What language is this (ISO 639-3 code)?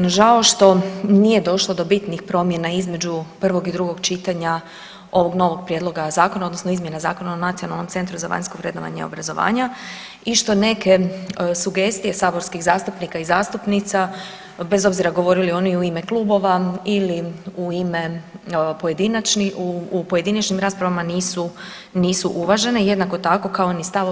hrv